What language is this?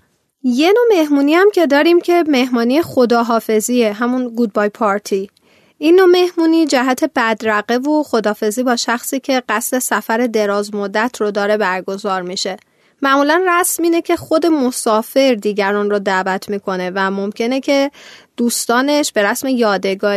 Persian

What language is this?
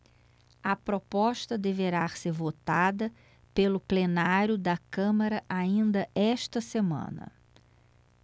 Portuguese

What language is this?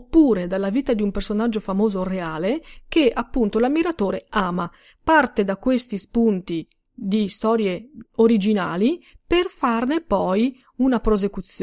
Italian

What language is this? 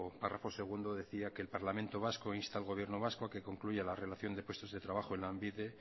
Spanish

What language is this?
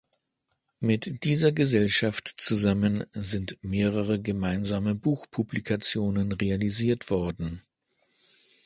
German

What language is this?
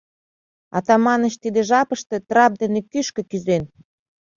Mari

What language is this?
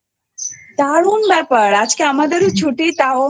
Bangla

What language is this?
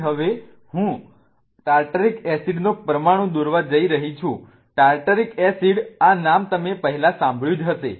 Gujarati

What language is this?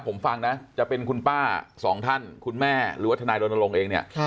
Thai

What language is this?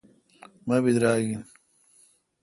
Kalkoti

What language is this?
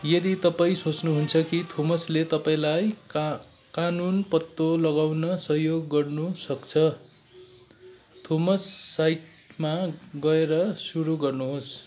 Nepali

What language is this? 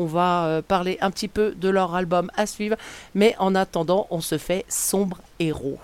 French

